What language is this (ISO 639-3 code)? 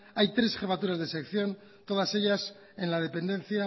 spa